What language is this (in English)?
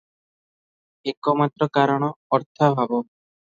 Odia